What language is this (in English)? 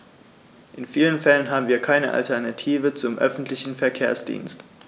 German